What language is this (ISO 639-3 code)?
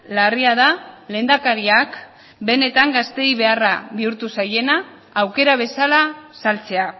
eus